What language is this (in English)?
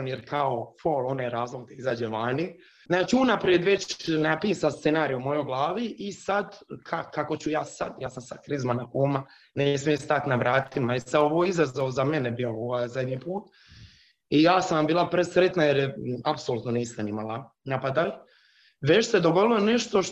Croatian